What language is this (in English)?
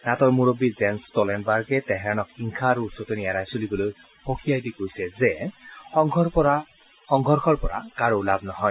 Assamese